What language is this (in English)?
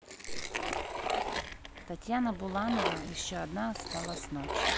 Russian